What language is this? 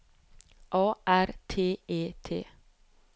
Norwegian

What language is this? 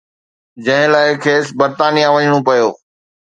Sindhi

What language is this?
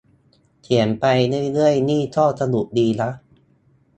Thai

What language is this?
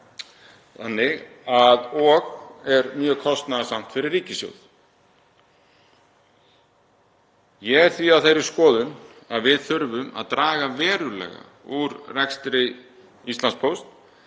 Icelandic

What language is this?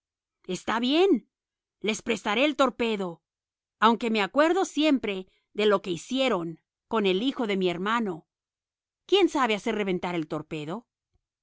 Spanish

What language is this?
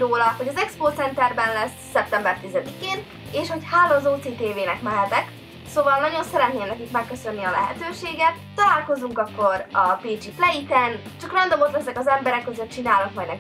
Hungarian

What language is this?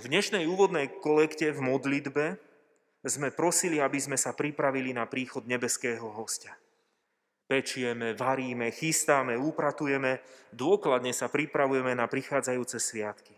Slovak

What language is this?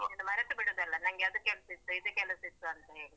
Kannada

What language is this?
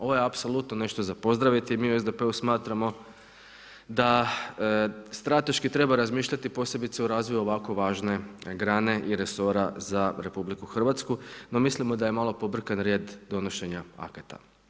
Croatian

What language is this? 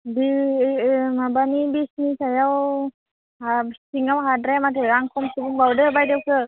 Bodo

